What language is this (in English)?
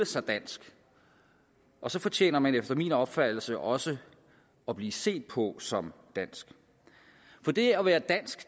Danish